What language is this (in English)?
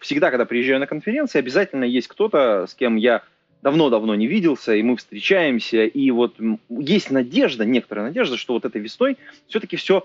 Russian